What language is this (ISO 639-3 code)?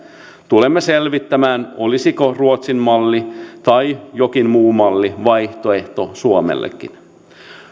fin